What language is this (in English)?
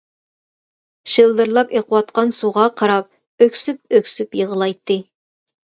Uyghur